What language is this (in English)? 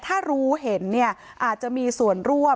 Thai